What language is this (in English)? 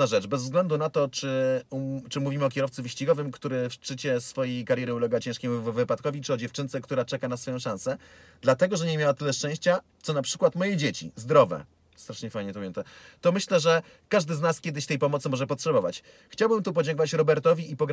Polish